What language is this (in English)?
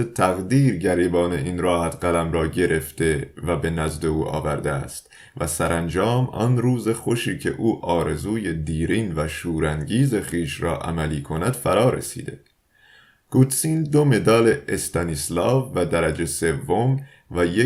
Persian